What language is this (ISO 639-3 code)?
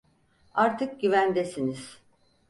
tur